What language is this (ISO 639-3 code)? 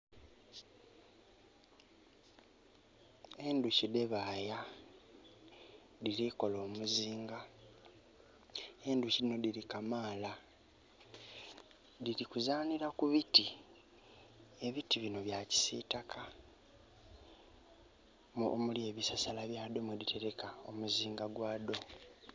xog